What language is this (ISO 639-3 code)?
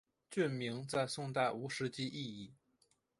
zho